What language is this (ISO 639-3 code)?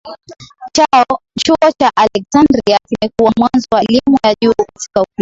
swa